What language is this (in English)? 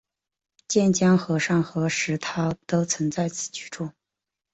Chinese